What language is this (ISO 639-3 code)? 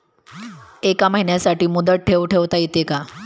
mar